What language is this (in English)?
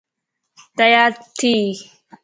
Lasi